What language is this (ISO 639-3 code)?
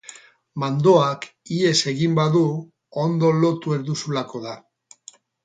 eus